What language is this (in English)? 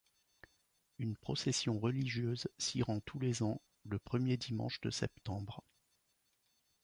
French